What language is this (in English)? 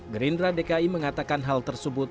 Indonesian